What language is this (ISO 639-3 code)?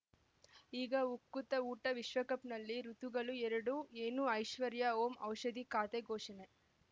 kan